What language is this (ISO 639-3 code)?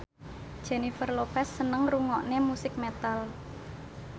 jav